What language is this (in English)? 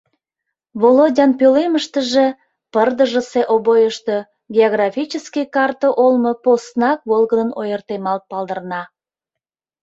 Mari